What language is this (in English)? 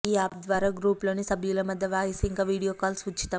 Telugu